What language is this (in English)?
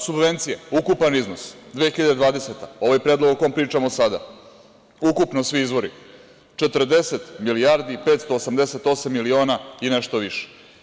Serbian